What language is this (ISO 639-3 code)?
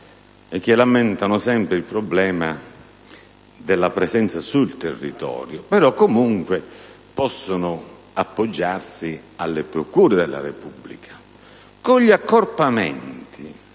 ita